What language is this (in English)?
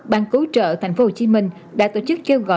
Vietnamese